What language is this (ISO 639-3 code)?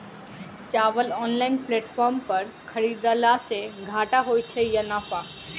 mai